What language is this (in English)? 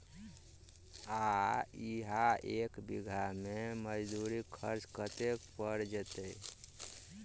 Maithili